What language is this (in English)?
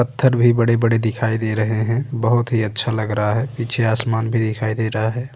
Hindi